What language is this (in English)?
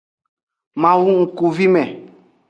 Aja (Benin)